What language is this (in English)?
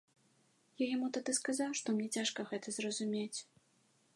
Belarusian